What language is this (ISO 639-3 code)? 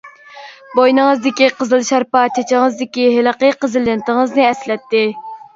uig